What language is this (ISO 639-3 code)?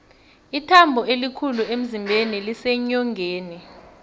nbl